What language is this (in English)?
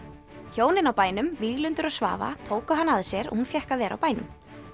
Icelandic